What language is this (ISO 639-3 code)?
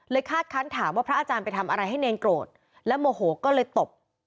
tha